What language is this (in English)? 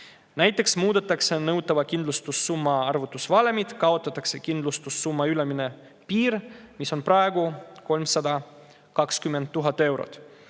Estonian